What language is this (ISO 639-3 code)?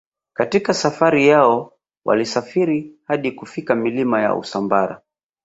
swa